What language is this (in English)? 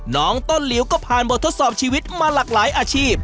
Thai